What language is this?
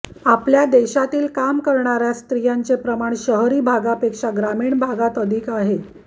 Marathi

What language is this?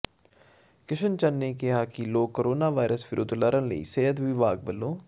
Punjabi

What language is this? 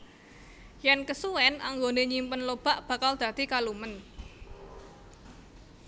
Javanese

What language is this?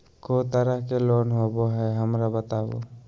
Magahi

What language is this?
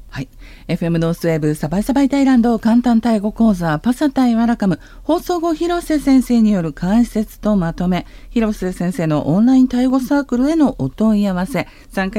Japanese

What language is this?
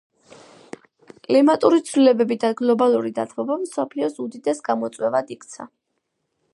Georgian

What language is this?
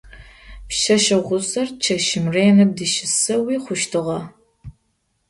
Adyghe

